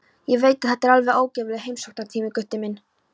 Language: Icelandic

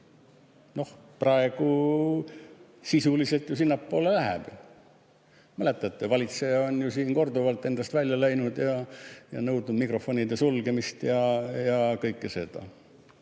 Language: Estonian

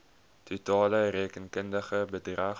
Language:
Afrikaans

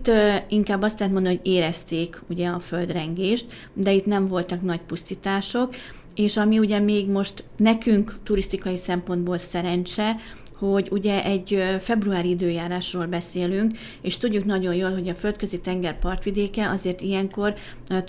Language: Hungarian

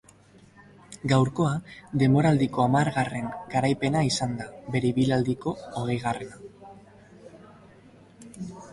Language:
Basque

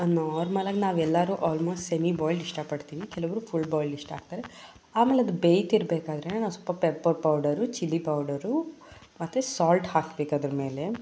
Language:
Kannada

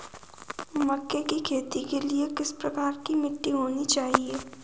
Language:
Hindi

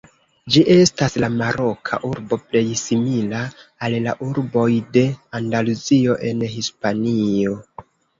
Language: Esperanto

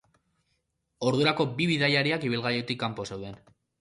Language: Basque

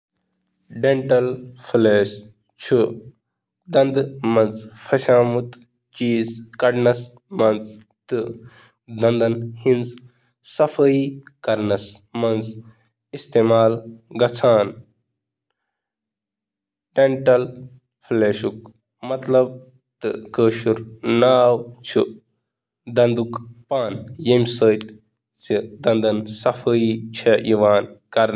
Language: Kashmiri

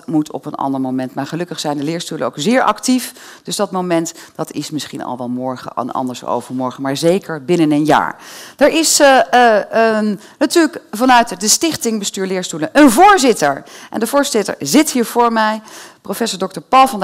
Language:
Dutch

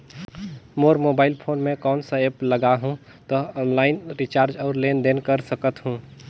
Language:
Chhattisgarhi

